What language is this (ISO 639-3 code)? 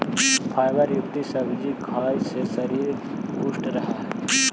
mag